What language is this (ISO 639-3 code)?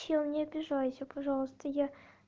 rus